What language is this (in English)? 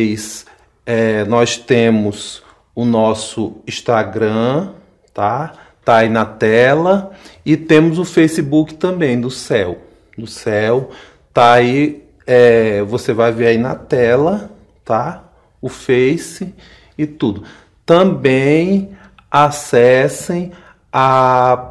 Portuguese